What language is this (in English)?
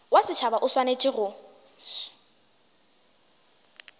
Northern Sotho